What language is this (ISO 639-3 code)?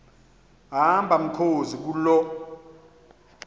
xho